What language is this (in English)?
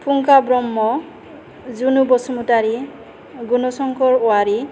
Bodo